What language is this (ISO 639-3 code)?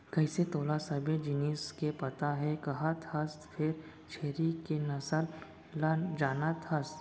hne